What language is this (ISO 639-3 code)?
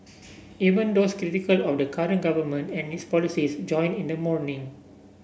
eng